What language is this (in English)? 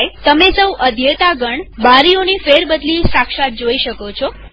Gujarati